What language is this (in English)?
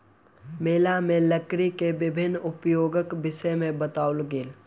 Maithili